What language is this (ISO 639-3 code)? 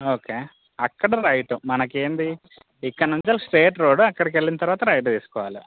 tel